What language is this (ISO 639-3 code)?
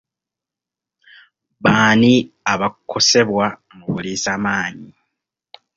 lug